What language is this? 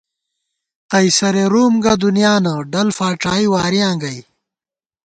Gawar-Bati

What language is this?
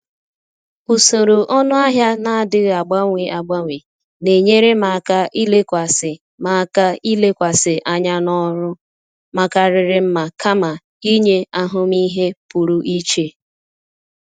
Igbo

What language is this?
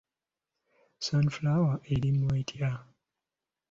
Ganda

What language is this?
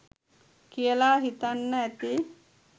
Sinhala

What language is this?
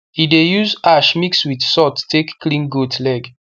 Nigerian Pidgin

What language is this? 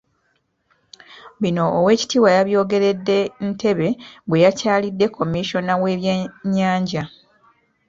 Ganda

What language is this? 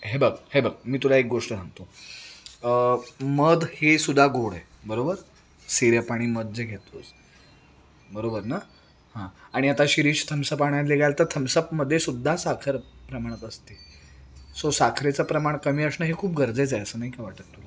Marathi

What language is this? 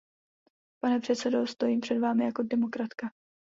Czech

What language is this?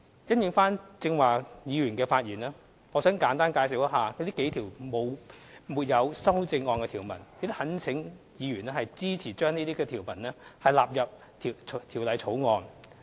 Cantonese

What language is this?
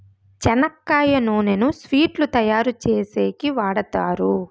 Telugu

